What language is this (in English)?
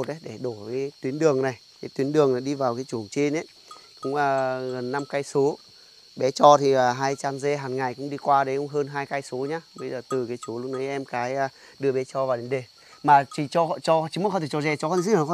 Vietnamese